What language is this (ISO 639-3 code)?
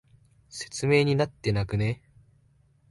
jpn